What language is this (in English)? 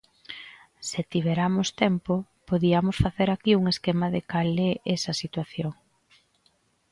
Galician